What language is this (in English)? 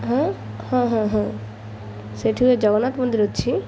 Odia